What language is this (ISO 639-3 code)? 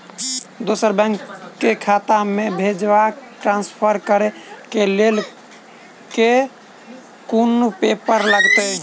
mai